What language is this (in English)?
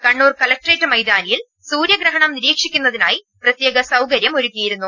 Malayalam